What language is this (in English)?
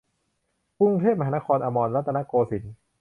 Thai